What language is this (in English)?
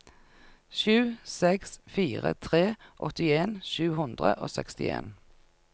Norwegian